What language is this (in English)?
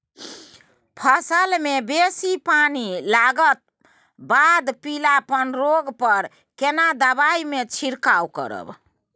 Maithili